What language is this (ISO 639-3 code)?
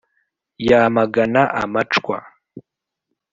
kin